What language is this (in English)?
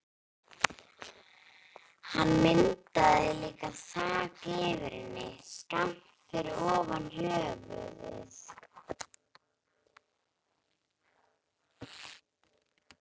Icelandic